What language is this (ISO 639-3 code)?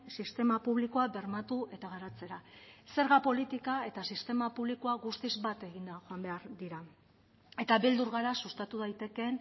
eus